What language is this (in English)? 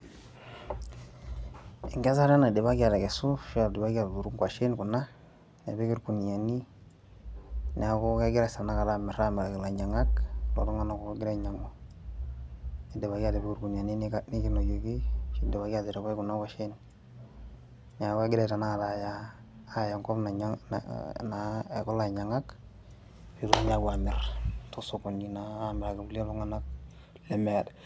Masai